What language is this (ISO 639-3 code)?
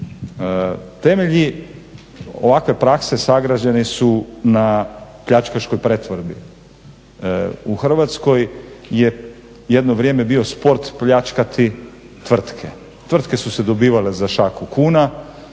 hrv